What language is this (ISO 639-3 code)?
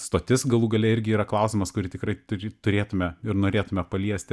lit